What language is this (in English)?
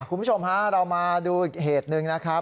Thai